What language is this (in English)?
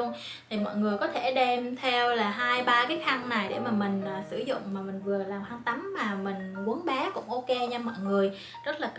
Vietnamese